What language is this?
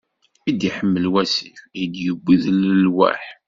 Kabyle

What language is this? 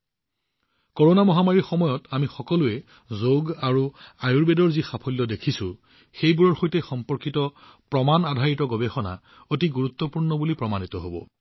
Assamese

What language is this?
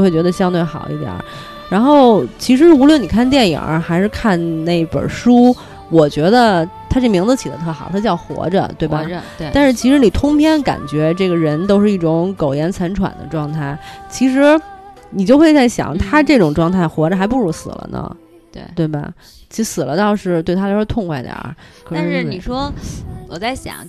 Chinese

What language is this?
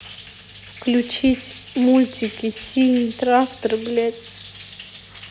Russian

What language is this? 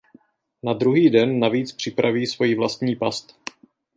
Czech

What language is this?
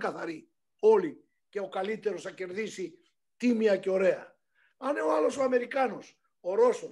Greek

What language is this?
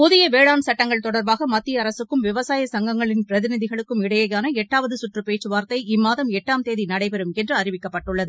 Tamil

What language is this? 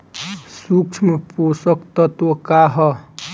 Bhojpuri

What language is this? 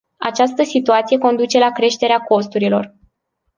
Romanian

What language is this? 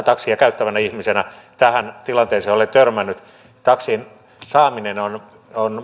Finnish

